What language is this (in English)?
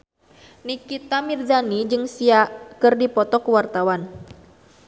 Sundanese